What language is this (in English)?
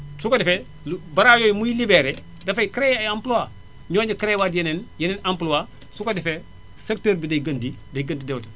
Wolof